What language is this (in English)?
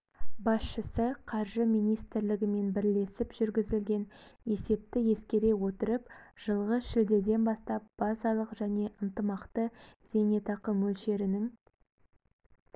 Kazakh